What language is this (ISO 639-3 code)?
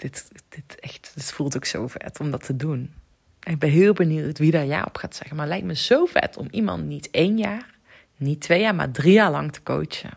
nld